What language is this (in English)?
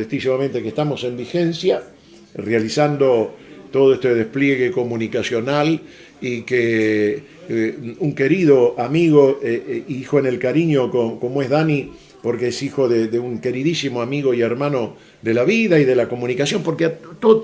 Spanish